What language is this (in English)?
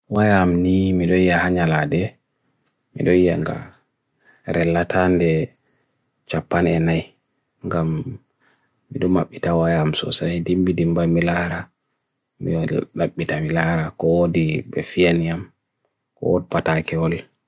Bagirmi Fulfulde